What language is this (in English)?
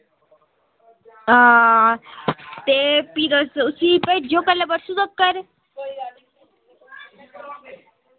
Dogri